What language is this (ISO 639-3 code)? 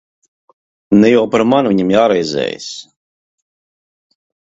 lav